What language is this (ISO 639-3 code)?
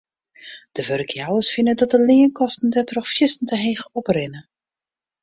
fry